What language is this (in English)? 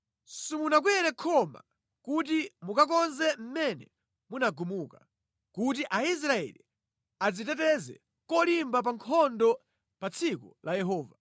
Nyanja